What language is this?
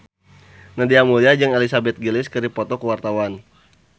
Sundanese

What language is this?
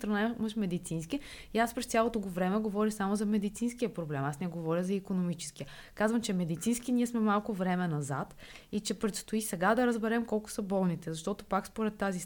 Bulgarian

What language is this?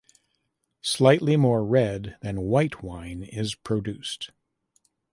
English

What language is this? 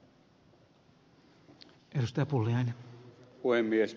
Finnish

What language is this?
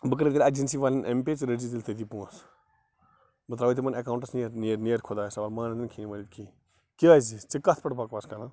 Kashmiri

